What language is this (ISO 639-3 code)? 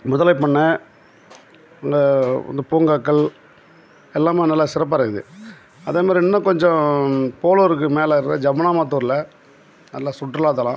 tam